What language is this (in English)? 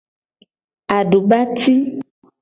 Gen